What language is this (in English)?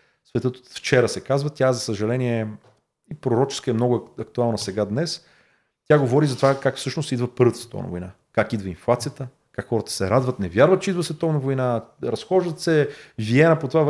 Bulgarian